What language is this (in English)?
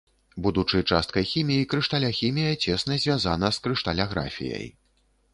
Belarusian